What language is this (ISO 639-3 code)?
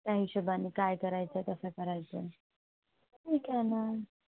mar